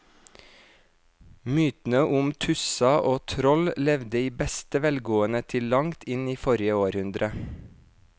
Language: Norwegian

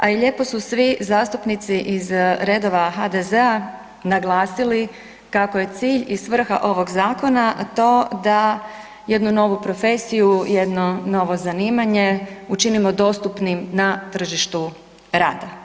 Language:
Croatian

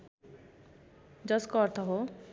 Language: Nepali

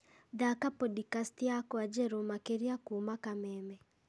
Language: Kikuyu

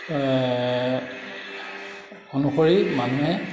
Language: Assamese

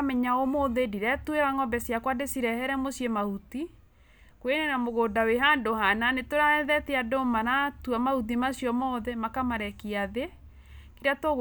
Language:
Kikuyu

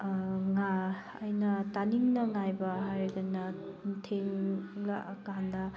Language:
Manipuri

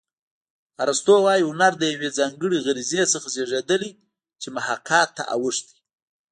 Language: Pashto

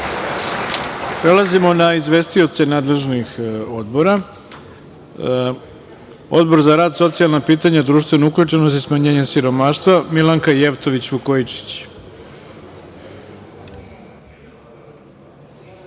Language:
Serbian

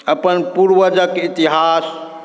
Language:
Maithili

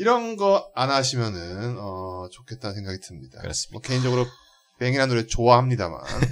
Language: Korean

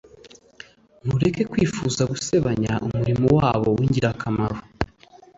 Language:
Kinyarwanda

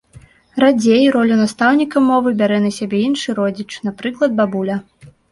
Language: Belarusian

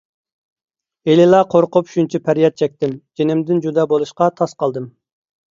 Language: Uyghur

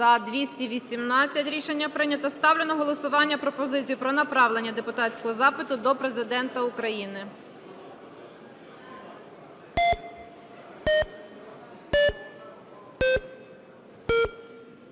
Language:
Ukrainian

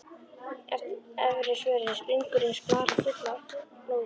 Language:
Icelandic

